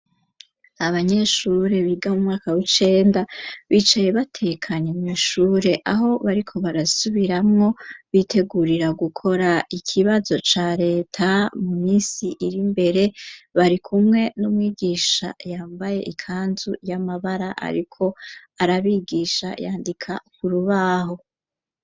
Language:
Rundi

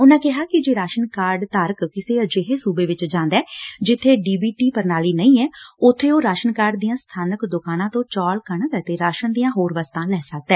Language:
Punjabi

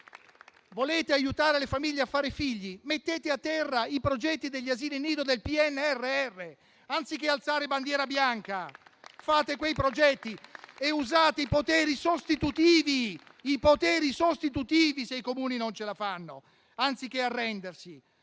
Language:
Italian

